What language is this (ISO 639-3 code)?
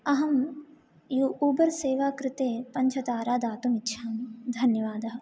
san